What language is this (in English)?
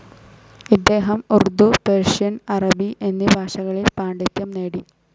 Malayalam